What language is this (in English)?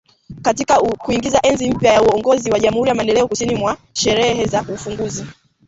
Swahili